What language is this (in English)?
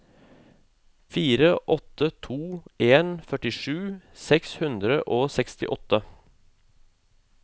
Norwegian